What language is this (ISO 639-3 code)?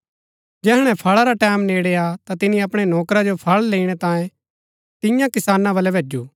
gbk